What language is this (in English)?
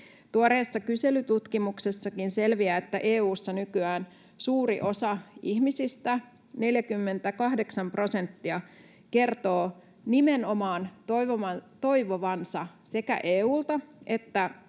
Finnish